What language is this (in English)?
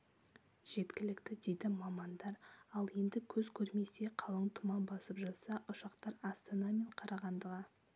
Kazakh